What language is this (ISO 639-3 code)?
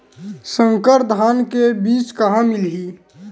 hne